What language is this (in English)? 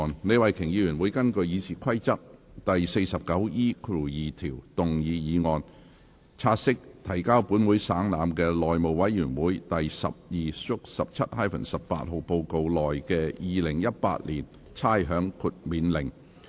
Cantonese